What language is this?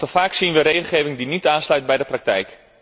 Dutch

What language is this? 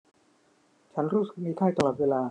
Thai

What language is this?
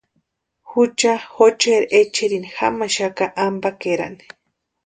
Western Highland Purepecha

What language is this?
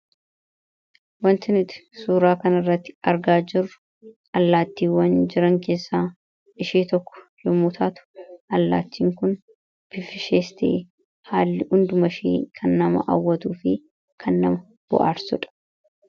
Oromo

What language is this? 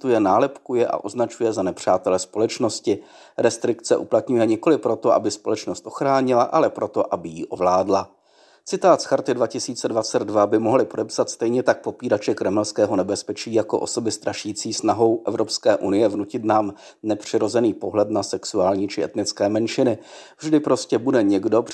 Czech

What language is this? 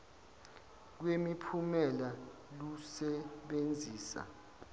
Zulu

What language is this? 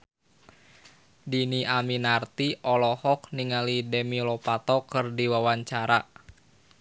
Sundanese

